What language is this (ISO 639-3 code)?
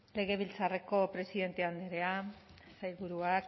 eus